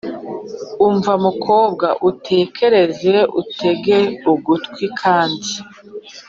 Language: Kinyarwanda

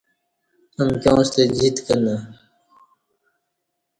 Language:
Kati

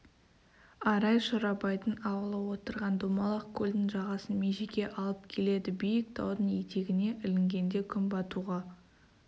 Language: Kazakh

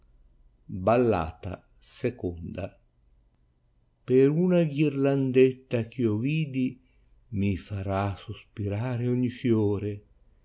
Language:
Italian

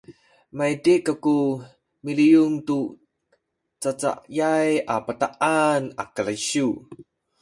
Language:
Sakizaya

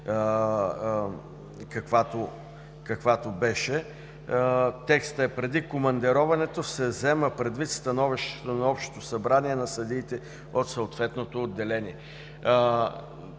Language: Bulgarian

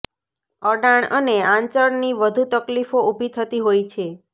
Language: Gujarati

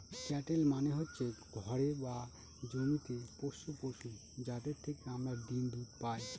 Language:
Bangla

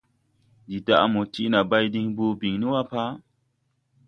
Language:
Tupuri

